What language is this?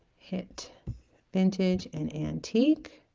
English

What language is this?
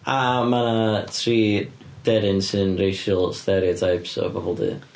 Welsh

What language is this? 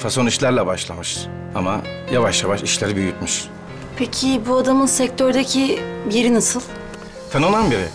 Turkish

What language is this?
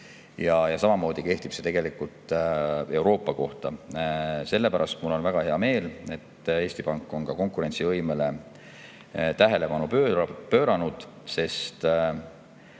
Estonian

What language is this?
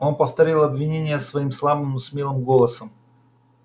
Russian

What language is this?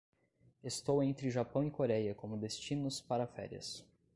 Portuguese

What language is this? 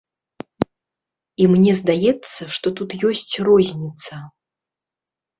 Belarusian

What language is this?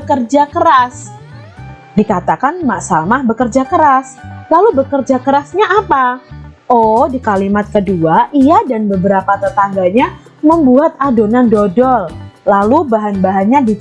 Indonesian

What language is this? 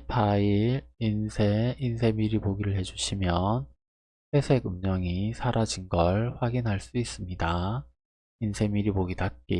Korean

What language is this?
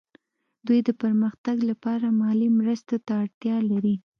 Pashto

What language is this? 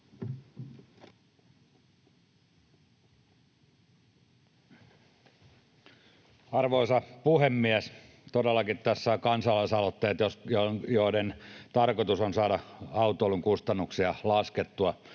Finnish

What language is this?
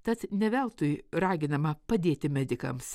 Lithuanian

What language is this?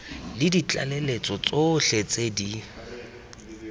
Tswana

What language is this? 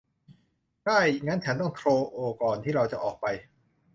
Thai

